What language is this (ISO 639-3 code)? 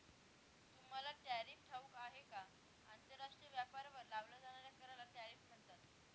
mar